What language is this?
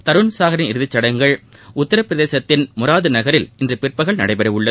Tamil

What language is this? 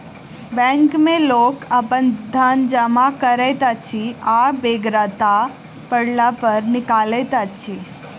Maithili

